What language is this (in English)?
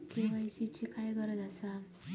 Marathi